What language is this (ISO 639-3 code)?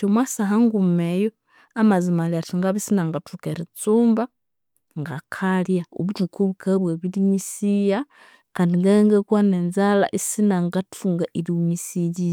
koo